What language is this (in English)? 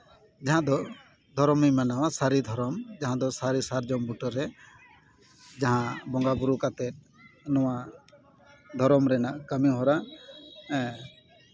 Santali